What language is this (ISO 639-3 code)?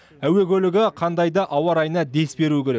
kaz